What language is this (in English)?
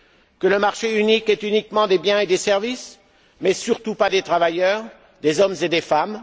French